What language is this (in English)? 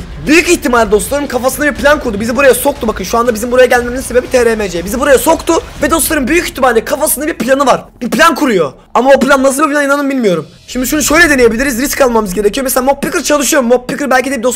Turkish